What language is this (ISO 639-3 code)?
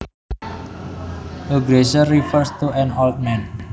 jav